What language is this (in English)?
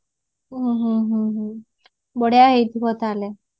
Odia